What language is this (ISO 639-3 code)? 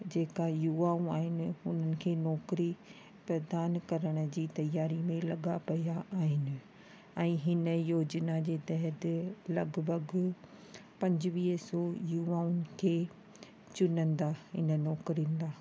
snd